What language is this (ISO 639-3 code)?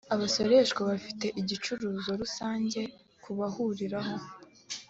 kin